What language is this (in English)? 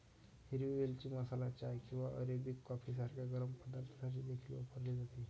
Marathi